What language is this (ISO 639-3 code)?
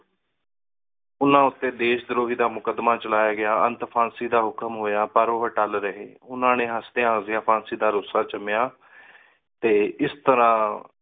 pan